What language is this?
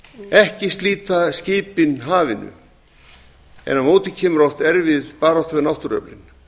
Icelandic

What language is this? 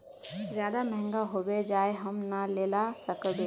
Magahi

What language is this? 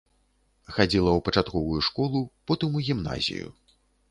Belarusian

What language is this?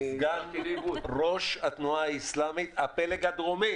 Hebrew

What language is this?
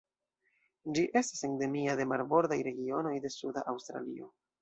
Esperanto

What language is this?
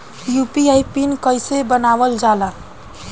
Bhojpuri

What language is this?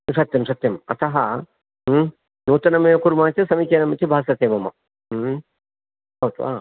Sanskrit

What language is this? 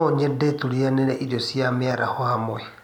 Kikuyu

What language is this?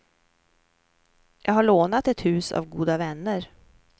Swedish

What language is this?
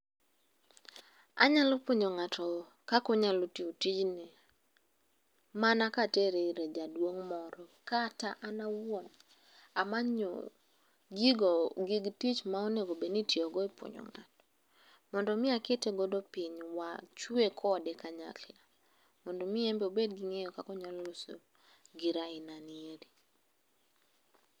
Luo (Kenya and Tanzania)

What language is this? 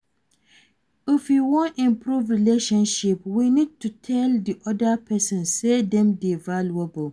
Nigerian Pidgin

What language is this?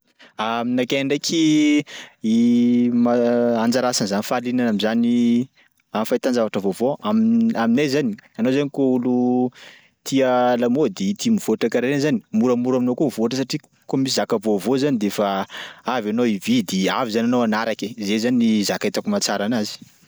Sakalava Malagasy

